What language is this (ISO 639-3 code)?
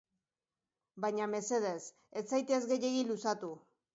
eus